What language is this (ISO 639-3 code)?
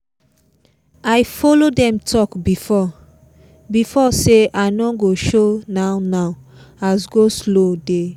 pcm